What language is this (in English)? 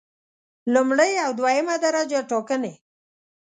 Pashto